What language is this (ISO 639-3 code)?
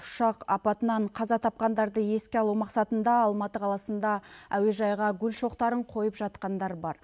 kaz